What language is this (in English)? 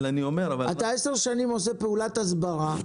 Hebrew